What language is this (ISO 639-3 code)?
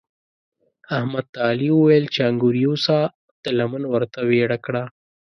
pus